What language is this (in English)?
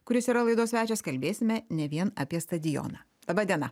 Lithuanian